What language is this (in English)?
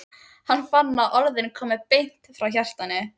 Icelandic